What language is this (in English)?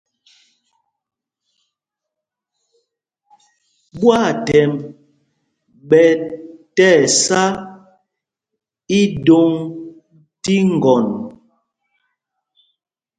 Mpumpong